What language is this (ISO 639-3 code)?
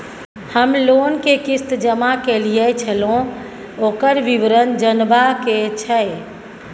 mai